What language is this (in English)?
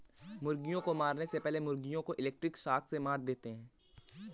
Hindi